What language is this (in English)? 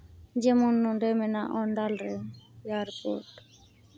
Santali